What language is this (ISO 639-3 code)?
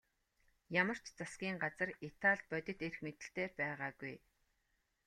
mon